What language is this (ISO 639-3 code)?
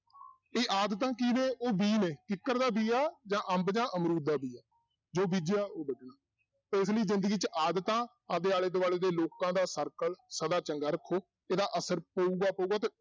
pan